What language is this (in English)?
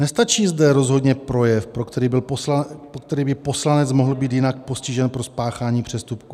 Czech